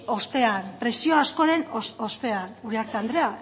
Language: Basque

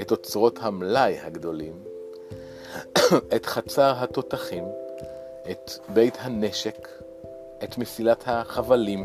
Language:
Hebrew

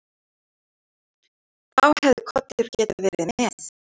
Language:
Icelandic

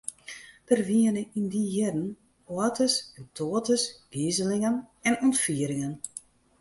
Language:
Western Frisian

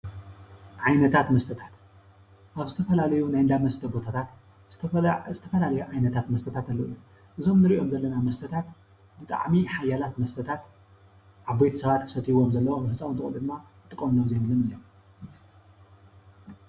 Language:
Tigrinya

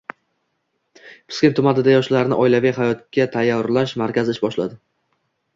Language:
Uzbek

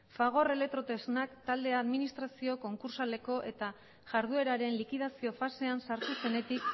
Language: Basque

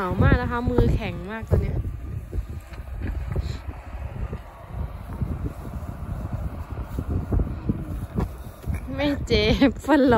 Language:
Thai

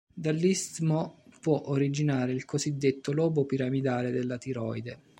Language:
Italian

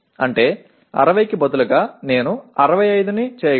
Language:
Telugu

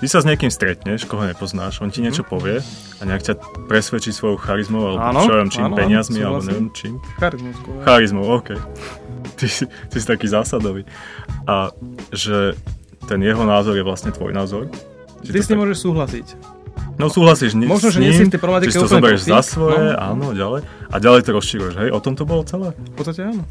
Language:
Slovak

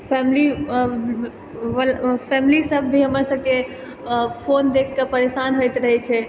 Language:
Maithili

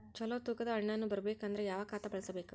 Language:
Kannada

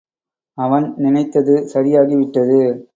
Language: Tamil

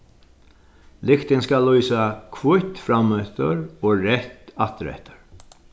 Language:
Faroese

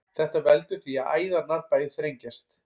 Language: Icelandic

